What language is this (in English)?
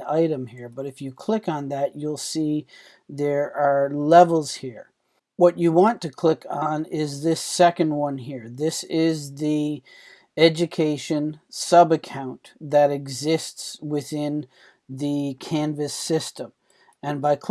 English